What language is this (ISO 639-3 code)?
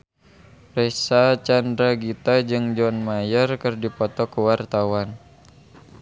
sun